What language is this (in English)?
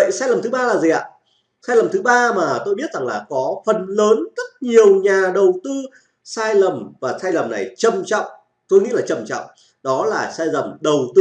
Vietnamese